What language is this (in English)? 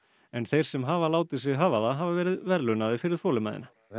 Icelandic